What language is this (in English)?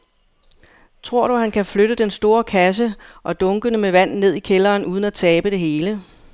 Danish